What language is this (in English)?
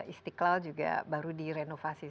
Indonesian